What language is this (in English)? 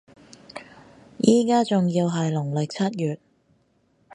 Cantonese